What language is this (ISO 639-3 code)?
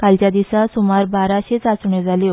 kok